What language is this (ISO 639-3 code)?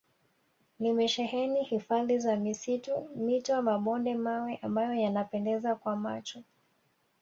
swa